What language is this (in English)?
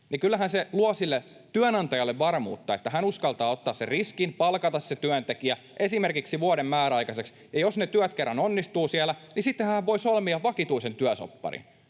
Finnish